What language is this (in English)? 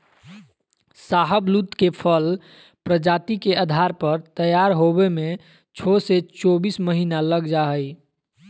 Magahi